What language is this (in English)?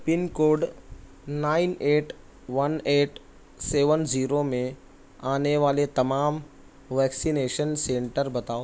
Urdu